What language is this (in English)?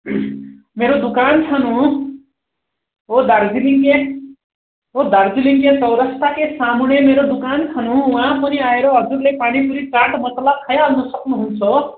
Nepali